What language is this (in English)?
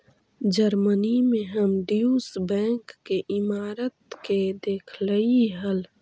Magahi